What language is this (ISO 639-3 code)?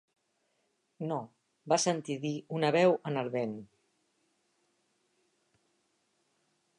cat